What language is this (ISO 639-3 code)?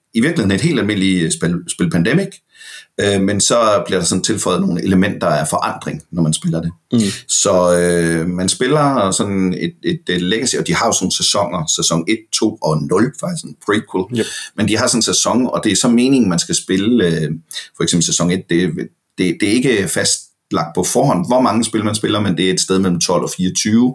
dan